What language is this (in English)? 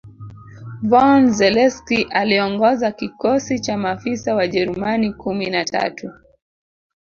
Swahili